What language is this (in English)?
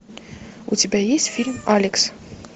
Russian